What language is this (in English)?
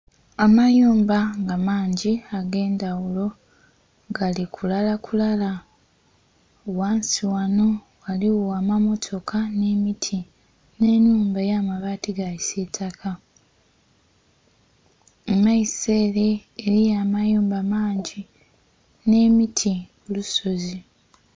Soga